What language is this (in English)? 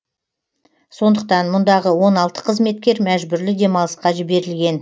Kazakh